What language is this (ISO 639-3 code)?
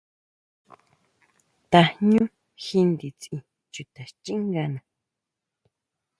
mau